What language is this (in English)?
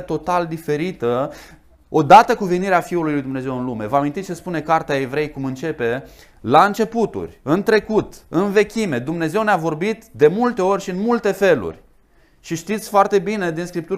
Romanian